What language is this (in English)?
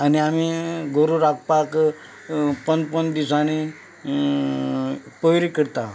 Konkani